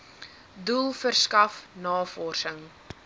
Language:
Afrikaans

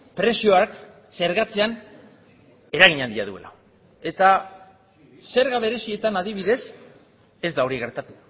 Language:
Basque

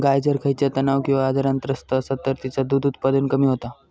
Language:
Marathi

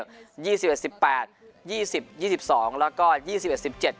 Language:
Thai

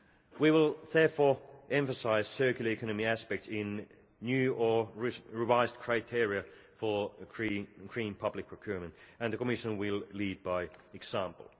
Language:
English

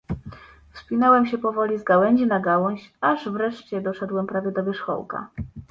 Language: Polish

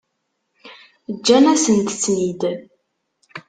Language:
Kabyle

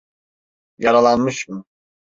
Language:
Turkish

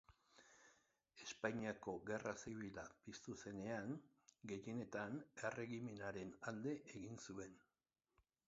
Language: Basque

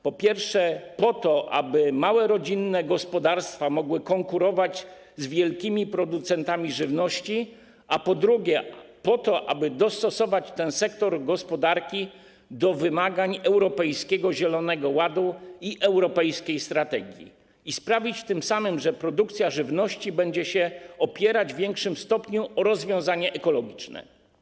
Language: Polish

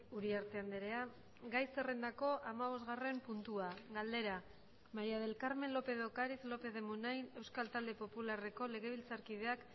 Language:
Basque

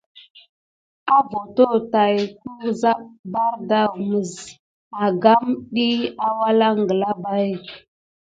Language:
Gidar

